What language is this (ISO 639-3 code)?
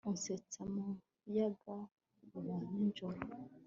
kin